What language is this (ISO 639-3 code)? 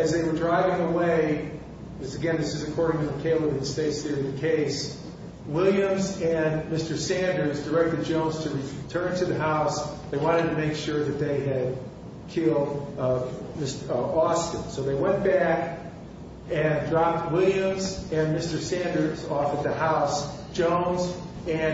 eng